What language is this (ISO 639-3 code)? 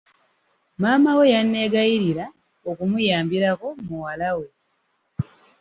lug